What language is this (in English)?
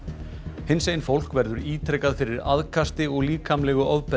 Icelandic